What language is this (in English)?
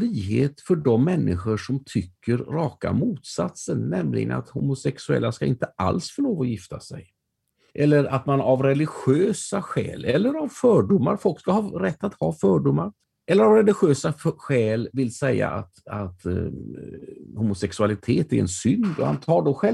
Swedish